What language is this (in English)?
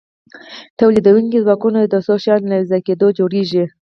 Pashto